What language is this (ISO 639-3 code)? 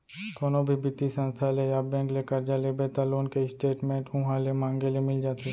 hne